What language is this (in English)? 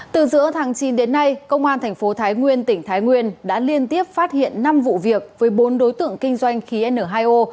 Vietnamese